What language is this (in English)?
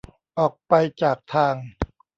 Thai